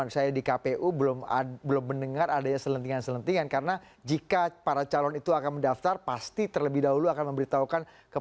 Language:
Indonesian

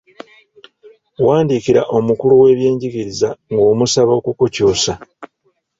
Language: Ganda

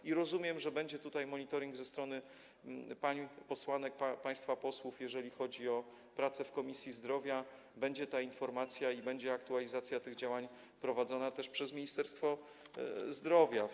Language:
Polish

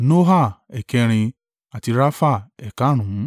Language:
Yoruba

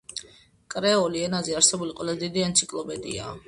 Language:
Georgian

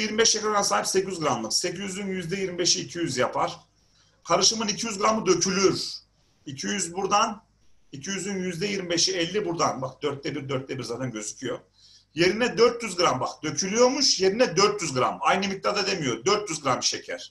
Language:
Turkish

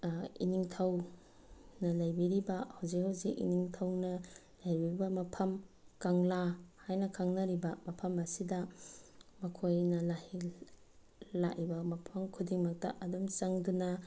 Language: Manipuri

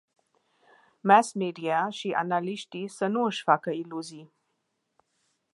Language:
Romanian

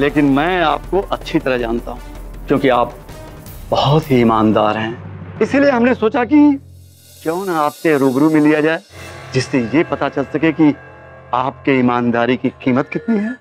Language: Hindi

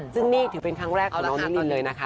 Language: Thai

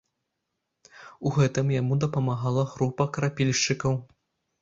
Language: Belarusian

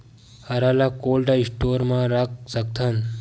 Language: Chhattisgarhi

